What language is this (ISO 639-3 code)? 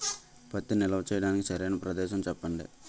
tel